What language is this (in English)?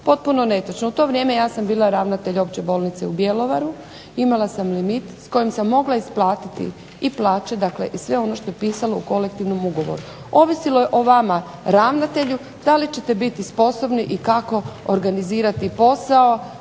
Croatian